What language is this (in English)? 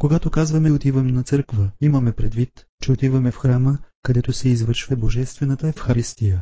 Bulgarian